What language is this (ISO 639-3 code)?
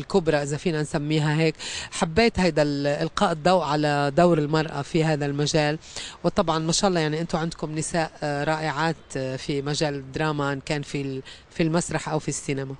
ara